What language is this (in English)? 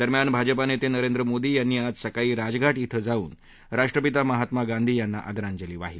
Marathi